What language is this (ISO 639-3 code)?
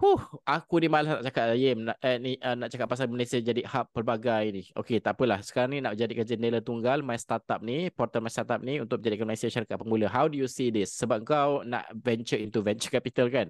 msa